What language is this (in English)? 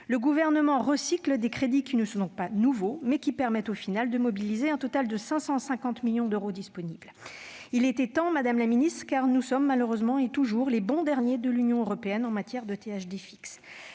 French